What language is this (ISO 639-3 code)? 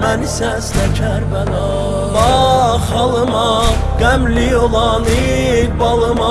aze